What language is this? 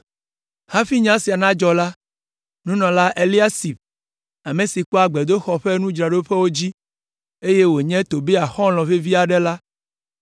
Ewe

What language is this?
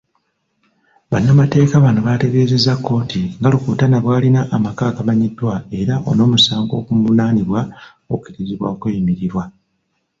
Ganda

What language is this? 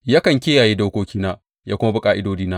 Hausa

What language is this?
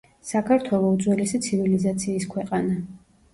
Georgian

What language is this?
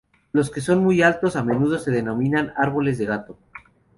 Spanish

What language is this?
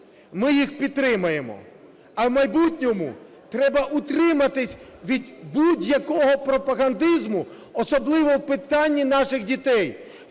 Ukrainian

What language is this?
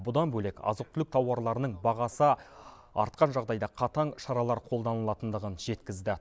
Kazakh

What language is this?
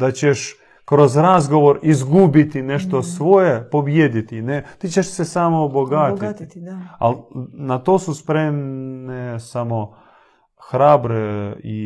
Croatian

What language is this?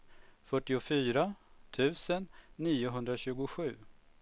Swedish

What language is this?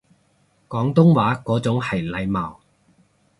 Cantonese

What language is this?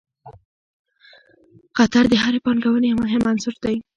Pashto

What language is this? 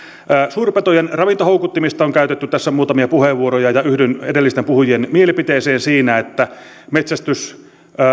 Finnish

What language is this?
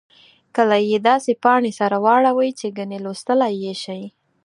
Pashto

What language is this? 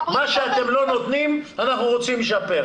Hebrew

